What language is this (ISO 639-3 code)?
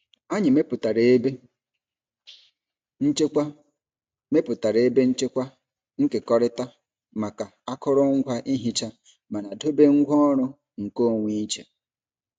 ibo